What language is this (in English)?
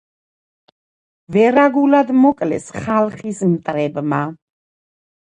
Georgian